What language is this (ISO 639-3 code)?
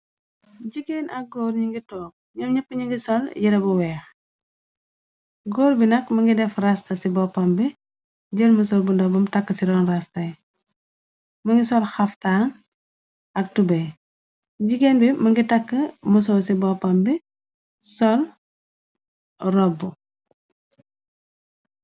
wol